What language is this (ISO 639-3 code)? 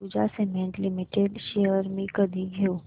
mar